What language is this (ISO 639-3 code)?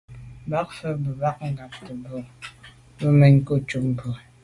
byv